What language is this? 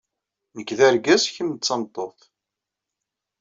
Kabyle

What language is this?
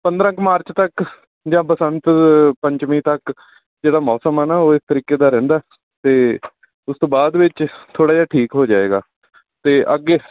Punjabi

